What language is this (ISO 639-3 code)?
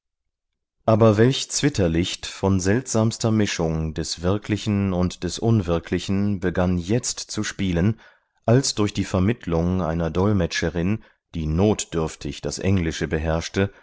deu